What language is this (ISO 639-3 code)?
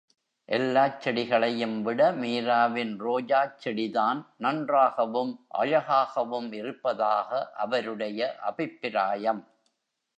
tam